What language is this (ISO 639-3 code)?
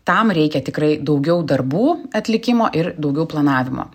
lit